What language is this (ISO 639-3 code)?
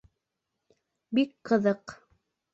bak